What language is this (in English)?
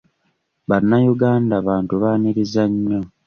Ganda